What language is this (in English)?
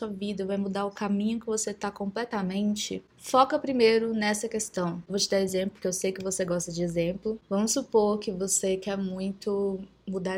Portuguese